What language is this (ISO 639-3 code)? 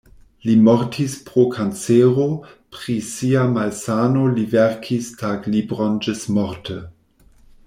epo